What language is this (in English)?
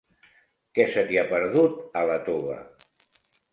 Catalan